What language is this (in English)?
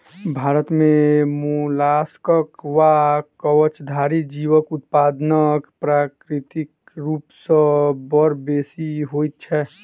Maithili